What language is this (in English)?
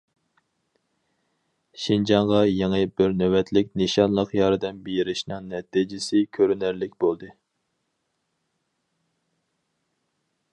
Uyghur